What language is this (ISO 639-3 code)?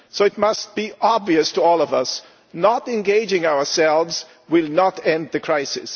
eng